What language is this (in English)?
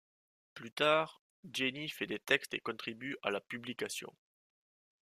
French